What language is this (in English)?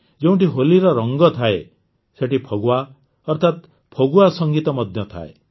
Odia